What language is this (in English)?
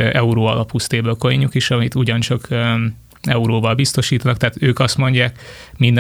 Hungarian